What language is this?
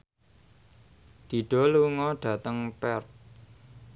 Javanese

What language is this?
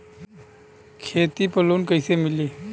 Bhojpuri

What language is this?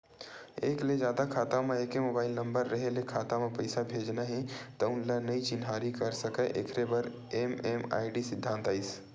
Chhattisgarhi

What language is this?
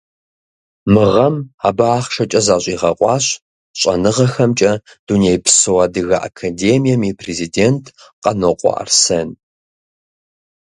Kabardian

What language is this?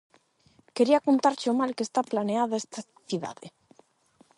Galician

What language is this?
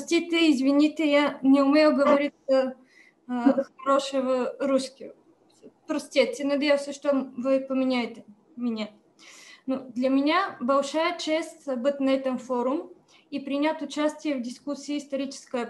Russian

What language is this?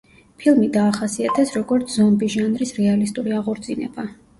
Georgian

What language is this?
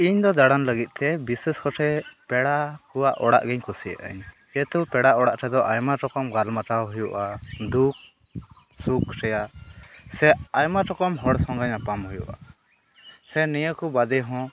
Santali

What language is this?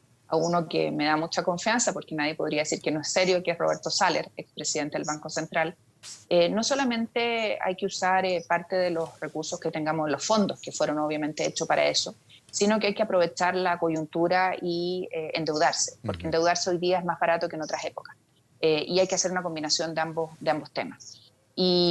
Spanish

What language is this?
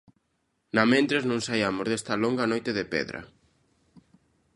Galician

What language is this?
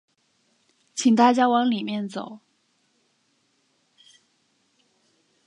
Chinese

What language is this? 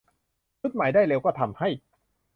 Thai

